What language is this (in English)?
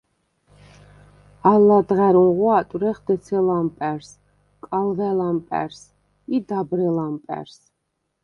Svan